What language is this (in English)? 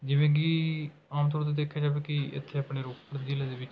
Punjabi